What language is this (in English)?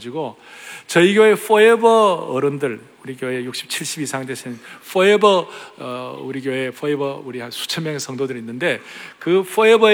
Korean